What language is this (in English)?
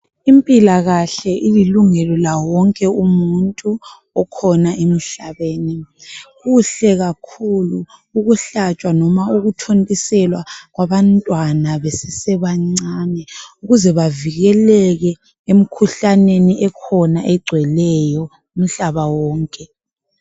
North Ndebele